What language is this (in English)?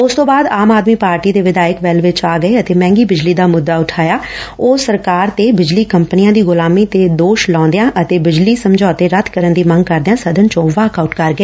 Punjabi